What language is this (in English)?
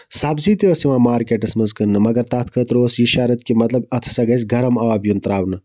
Kashmiri